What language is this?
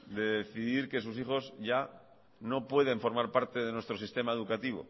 Spanish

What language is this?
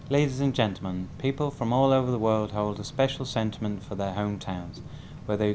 Vietnamese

